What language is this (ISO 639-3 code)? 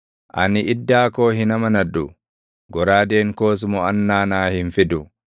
orm